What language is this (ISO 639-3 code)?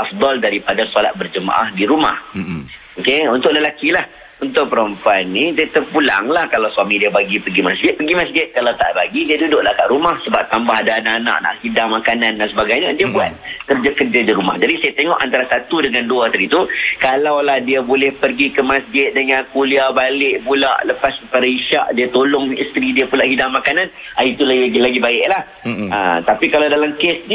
msa